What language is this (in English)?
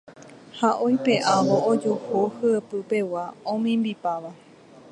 Guarani